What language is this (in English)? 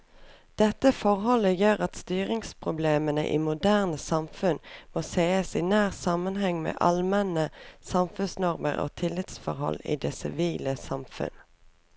Norwegian